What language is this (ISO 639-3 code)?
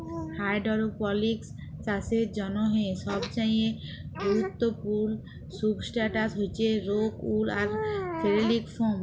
ben